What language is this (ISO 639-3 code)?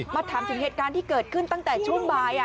tha